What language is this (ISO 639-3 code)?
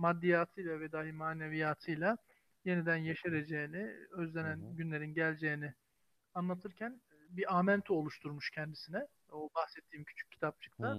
tur